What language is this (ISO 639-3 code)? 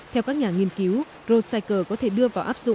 vie